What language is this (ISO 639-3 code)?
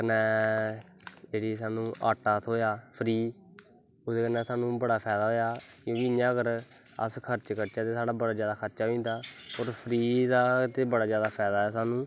doi